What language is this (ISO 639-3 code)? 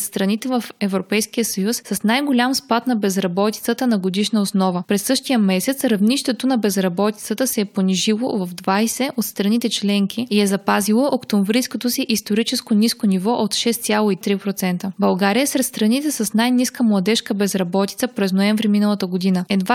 bul